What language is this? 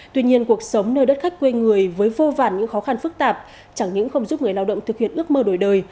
Vietnamese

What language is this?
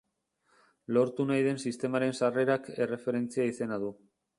Basque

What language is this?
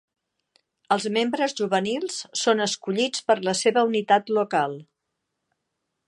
Catalan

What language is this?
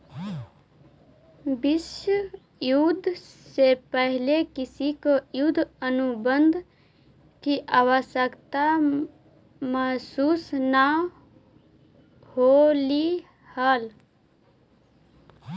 Magahi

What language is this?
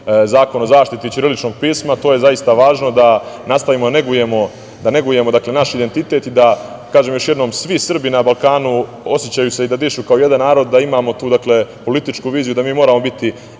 Serbian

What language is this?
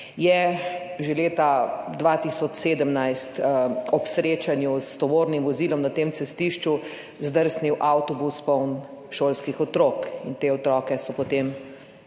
Slovenian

